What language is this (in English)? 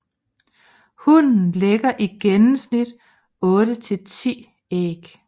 Danish